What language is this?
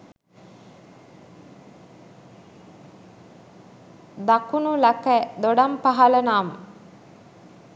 Sinhala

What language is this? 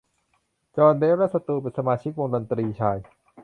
Thai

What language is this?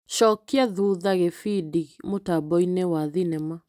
Kikuyu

